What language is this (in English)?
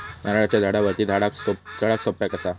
Marathi